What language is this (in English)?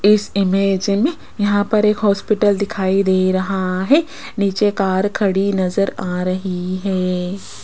Hindi